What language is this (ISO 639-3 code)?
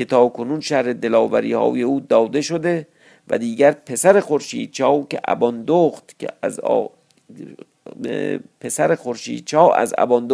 fas